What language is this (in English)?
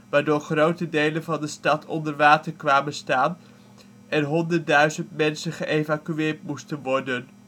Dutch